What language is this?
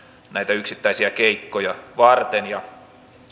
Finnish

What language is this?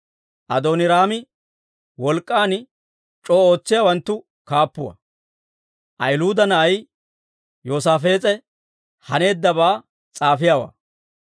Dawro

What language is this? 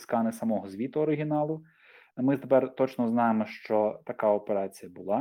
Ukrainian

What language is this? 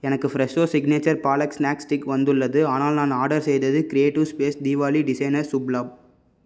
Tamil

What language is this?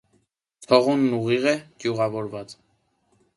Armenian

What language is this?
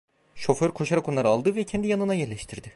Turkish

